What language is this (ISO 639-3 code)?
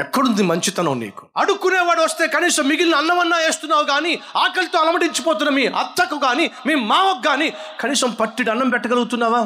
tel